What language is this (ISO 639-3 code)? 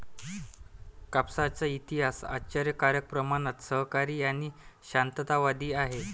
mar